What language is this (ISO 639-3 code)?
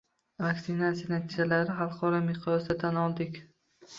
uzb